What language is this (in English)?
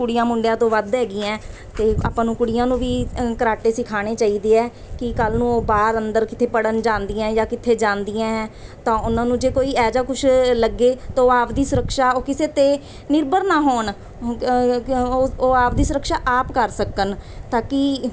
Punjabi